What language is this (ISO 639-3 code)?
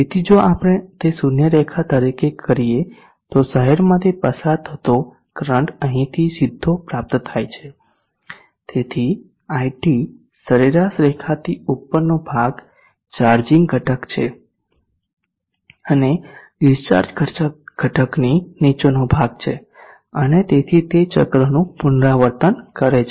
guj